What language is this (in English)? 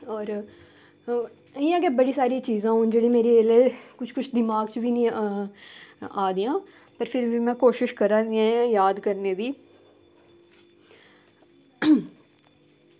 Dogri